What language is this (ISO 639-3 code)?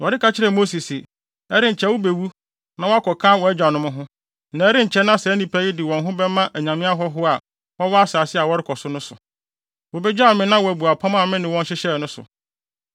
aka